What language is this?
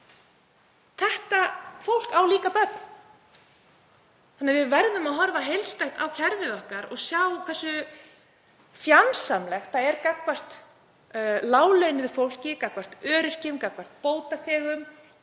Icelandic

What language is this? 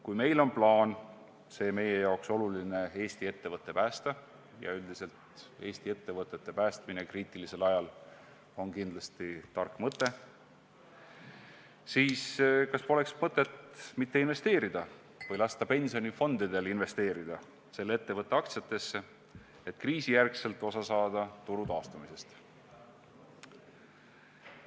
Estonian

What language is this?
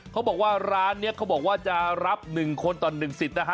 Thai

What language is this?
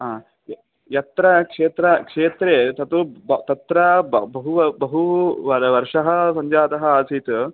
Sanskrit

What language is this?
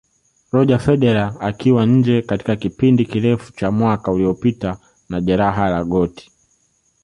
Swahili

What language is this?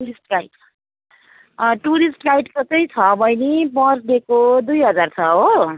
Nepali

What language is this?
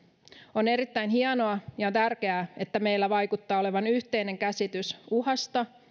Finnish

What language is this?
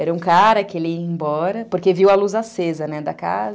Portuguese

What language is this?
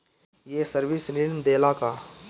Bhojpuri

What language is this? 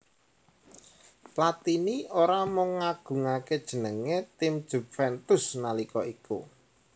Javanese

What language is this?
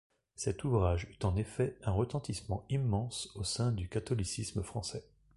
French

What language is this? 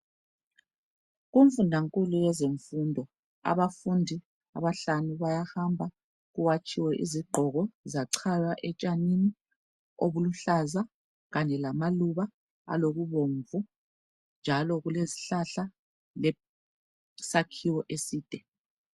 North Ndebele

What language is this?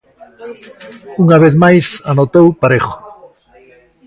Galician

